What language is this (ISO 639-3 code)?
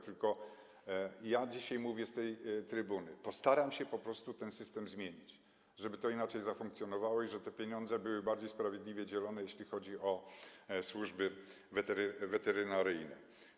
pol